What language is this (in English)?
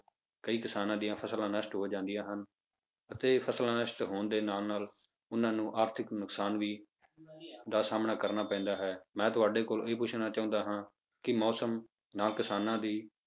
Punjabi